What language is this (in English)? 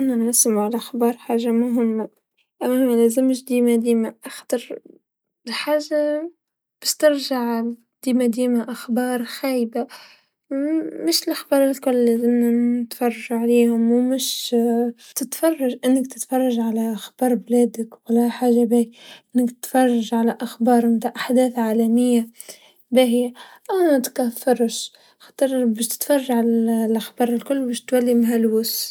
Tunisian Arabic